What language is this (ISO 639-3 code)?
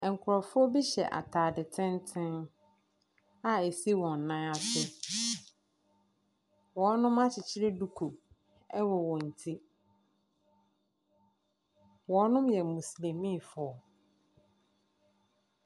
aka